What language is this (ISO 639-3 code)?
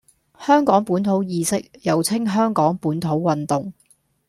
yue